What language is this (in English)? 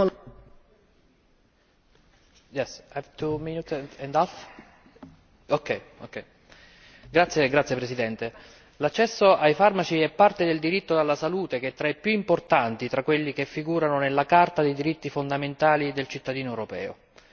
Italian